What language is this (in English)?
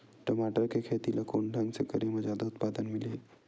Chhattisgarhi